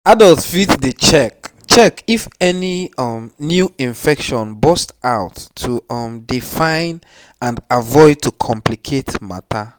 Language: Nigerian Pidgin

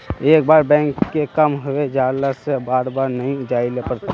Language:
Magahi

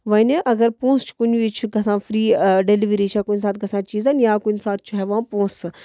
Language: Kashmiri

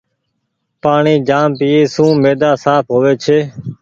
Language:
Goaria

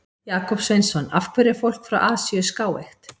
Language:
Icelandic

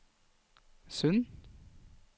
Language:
Norwegian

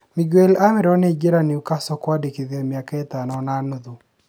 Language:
Kikuyu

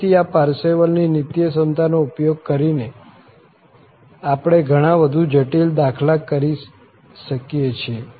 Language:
Gujarati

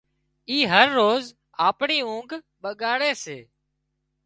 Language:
Wadiyara Koli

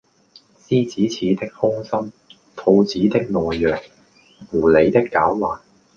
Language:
Cantonese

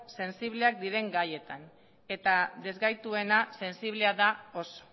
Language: Basque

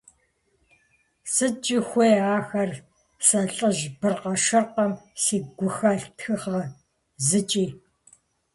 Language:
Kabardian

